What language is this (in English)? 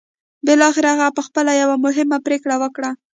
Pashto